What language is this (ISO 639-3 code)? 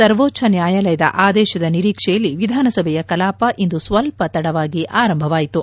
kan